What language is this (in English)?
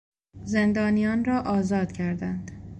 Persian